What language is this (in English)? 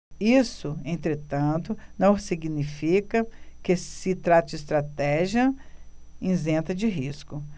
Portuguese